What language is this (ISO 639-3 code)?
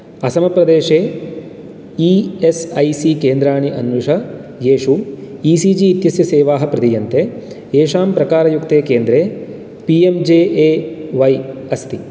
san